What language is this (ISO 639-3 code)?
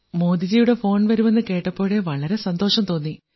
mal